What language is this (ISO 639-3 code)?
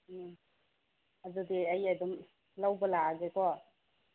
mni